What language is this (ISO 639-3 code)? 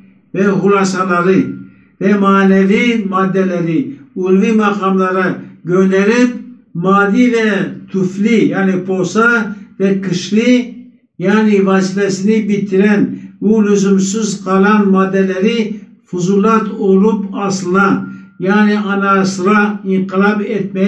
tur